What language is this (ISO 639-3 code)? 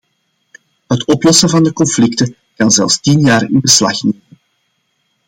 nld